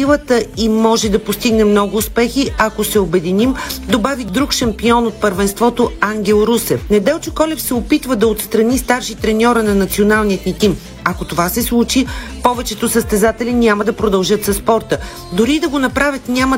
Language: Bulgarian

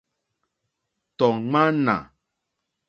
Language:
Mokpwe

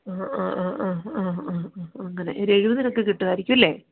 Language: Malayalam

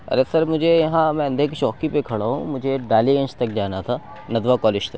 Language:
Urdu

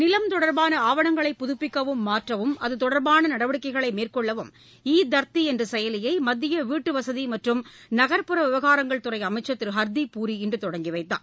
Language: Tamil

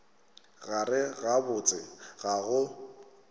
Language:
Northern Sotho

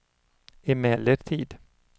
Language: Swedish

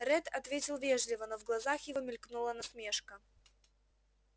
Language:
Russian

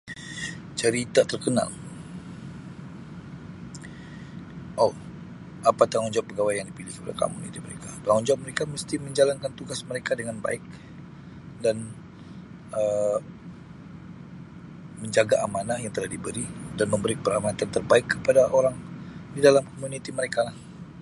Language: Sabah Malay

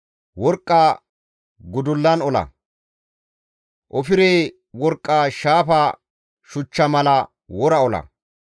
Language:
Gamo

